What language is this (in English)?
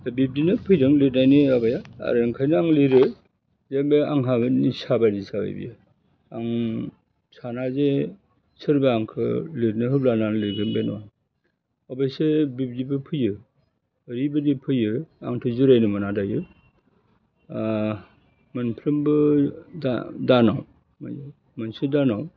Bodo